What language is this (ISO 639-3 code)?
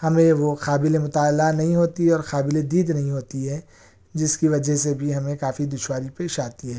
urd